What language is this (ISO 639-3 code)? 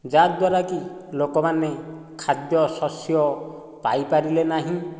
ori